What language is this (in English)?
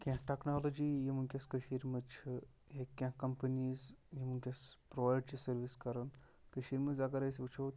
Kashmiri